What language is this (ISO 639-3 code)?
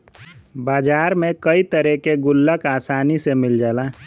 bho